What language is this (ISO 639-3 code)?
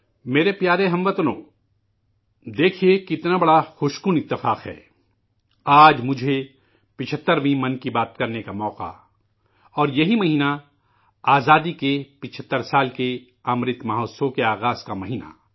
urd